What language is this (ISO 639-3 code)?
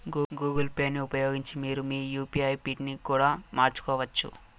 tel